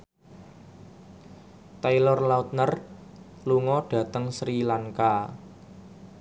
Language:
Javanese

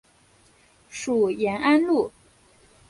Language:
Chinese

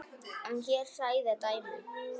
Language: Icelandic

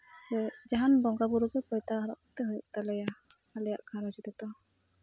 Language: Santali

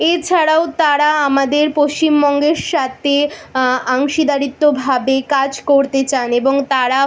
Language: Bangla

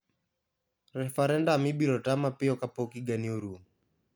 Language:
Luo (Kenya and Tanzania)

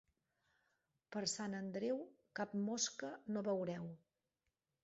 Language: Catalan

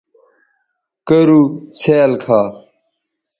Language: Bateri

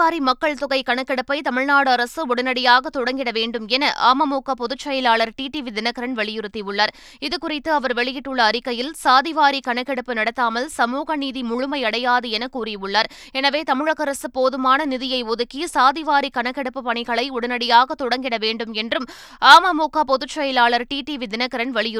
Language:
Tamil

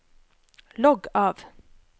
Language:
Norwegian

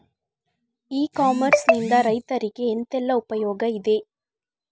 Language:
Kannada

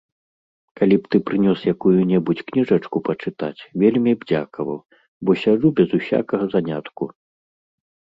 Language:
Belarusian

